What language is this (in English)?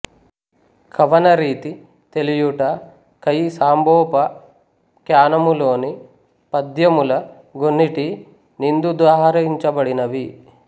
Telugu